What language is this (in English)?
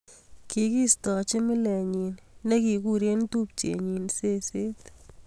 Kalenjin